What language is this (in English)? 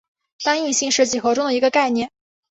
Chinese